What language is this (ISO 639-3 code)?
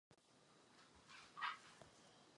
ces